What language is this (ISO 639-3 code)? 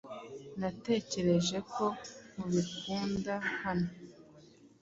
kin